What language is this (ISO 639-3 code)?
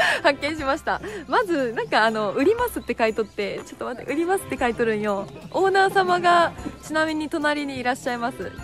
jpn